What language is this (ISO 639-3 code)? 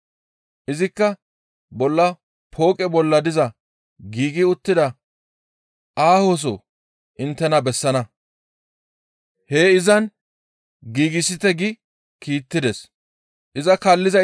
gmv